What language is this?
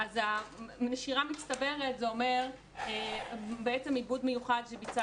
Hebrew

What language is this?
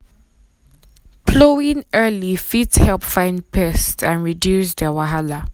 Nigerian Pidgin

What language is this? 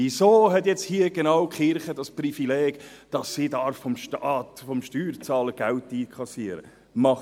Swiss German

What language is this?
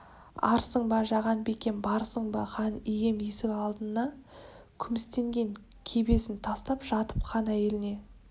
Kazakh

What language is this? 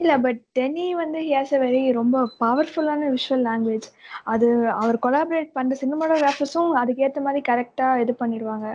Tamil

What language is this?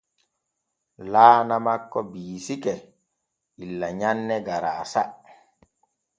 Borgu Fulfulde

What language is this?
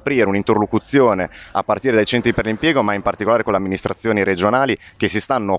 Italian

